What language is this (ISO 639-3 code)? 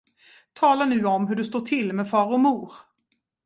swe